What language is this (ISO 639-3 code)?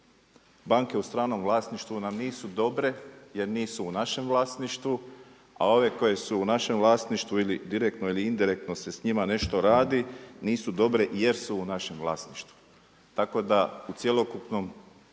hrv